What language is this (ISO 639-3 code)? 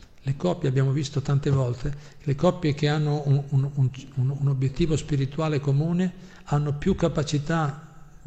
ita